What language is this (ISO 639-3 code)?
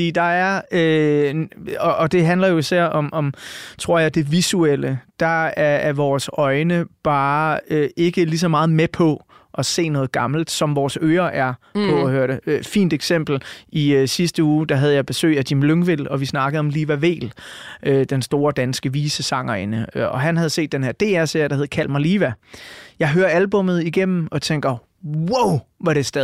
dan